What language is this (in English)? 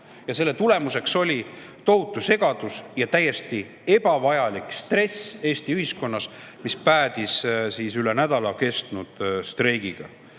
Estonian